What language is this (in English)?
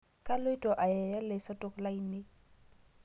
Masai